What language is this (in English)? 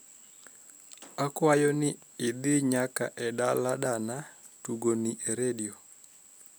Luo (Kenya and Tanzania)